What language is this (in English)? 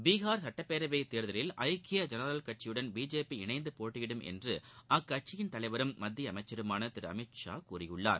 Tamil